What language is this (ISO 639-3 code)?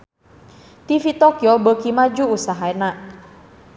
sun